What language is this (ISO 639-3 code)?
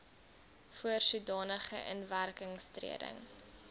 afr